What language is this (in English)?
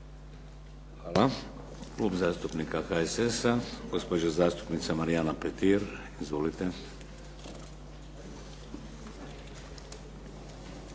Croatian